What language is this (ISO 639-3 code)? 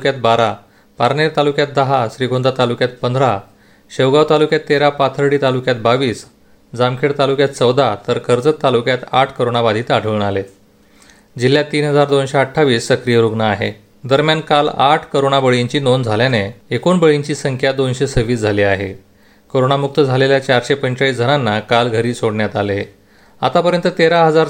mar